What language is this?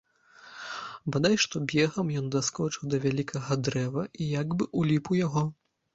Belarusian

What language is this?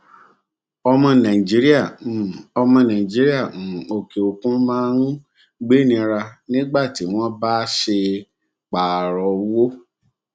Yoruba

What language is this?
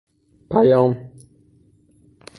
Persian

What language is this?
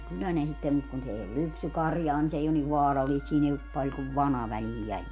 Finnish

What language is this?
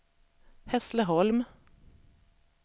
Swedish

